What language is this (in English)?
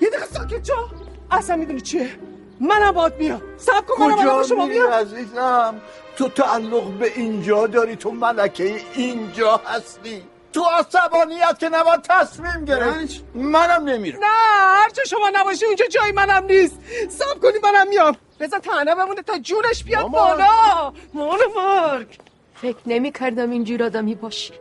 Persian